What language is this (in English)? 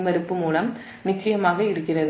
Tamil